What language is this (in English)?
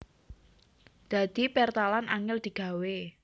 Javanese